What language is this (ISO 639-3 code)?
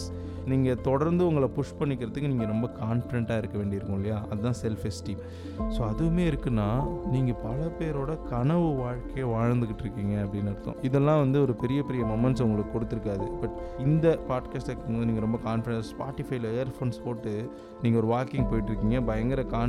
tam